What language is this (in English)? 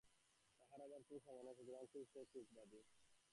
Bangla